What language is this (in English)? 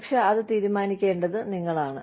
Malayalam